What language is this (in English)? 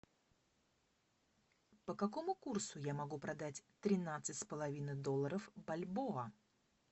Russian